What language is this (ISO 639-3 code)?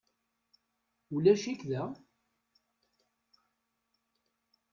kab